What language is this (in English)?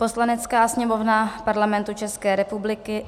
Czech